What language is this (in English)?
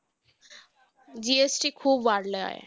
Marathi